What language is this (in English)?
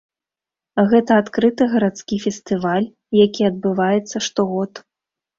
Belarusian